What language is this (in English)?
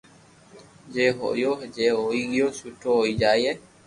Loarki